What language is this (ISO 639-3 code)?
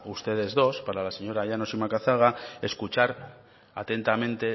spa